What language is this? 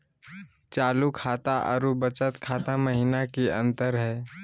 Magahi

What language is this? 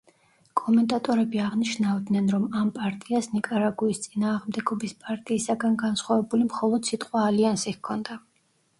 Georgian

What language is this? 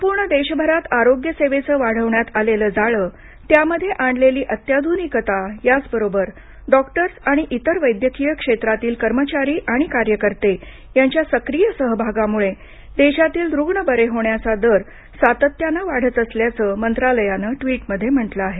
Marathi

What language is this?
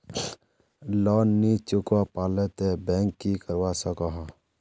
Magahi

